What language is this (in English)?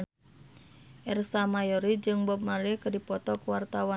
Sundanese